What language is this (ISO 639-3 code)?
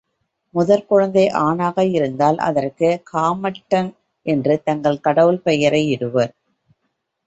tam